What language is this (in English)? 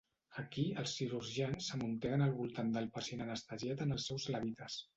Catalan